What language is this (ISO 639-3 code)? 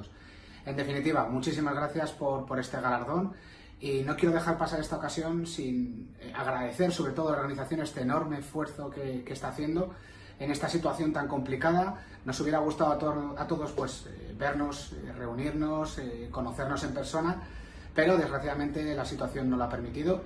spa